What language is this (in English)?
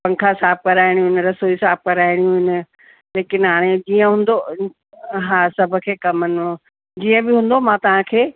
Sindhi